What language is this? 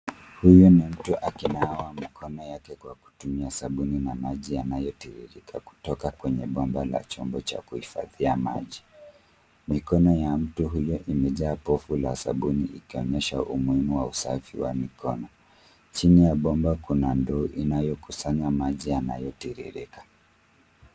Swahili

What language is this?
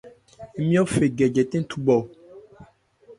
Ebrié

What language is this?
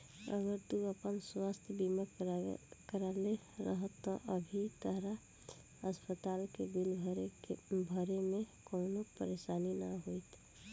Bhojpuri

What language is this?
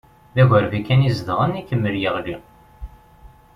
Kabyle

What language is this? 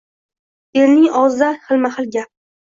Uzbek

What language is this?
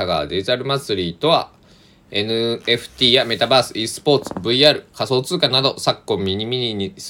Japanese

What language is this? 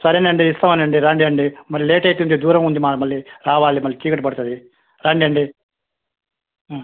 Telugu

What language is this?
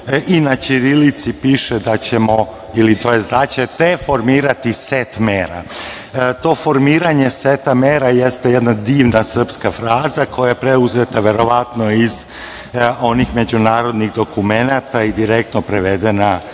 Serbian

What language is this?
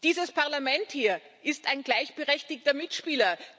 German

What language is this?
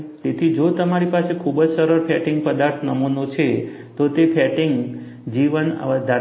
Gujarati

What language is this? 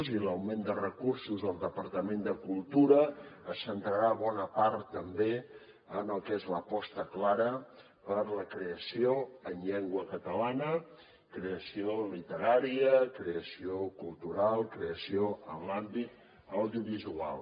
Catalan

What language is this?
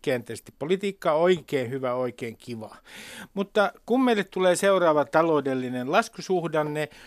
Finnish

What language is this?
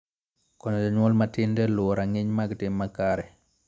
Luo (Kenya and Tanzania)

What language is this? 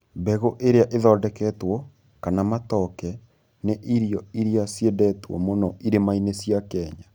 Kikuyu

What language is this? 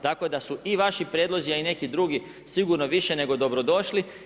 Croatian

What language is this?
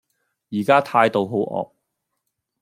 Cantonese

